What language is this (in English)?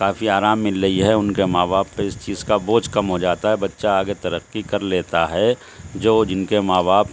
Urdu